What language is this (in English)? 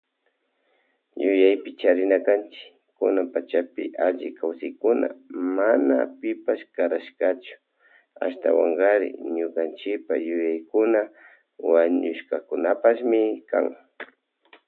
Loja Highland Quichua